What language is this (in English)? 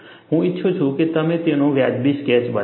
Gujarati